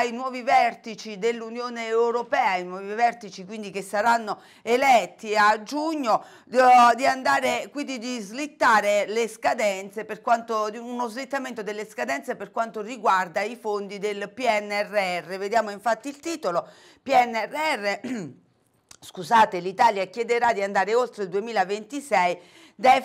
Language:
Italian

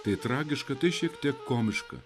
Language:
Lithuanian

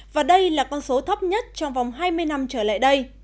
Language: Vietnamese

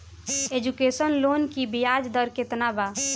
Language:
Bhojpuri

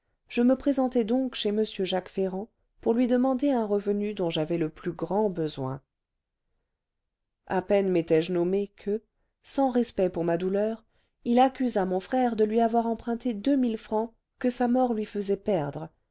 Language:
French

